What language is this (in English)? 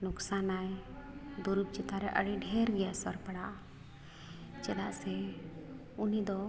Santali